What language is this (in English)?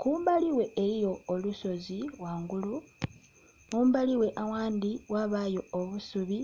Soga